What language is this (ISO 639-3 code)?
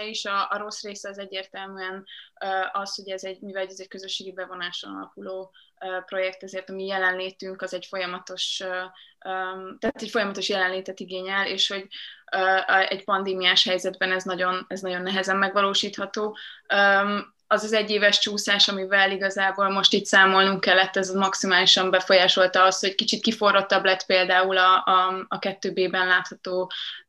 hun